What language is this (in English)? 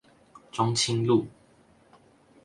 Chinese